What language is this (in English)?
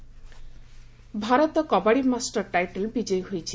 Odia